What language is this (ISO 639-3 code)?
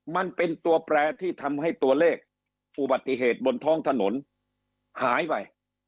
tha